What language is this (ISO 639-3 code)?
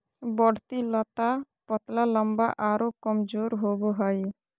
mag